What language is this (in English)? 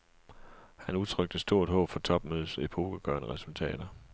Danish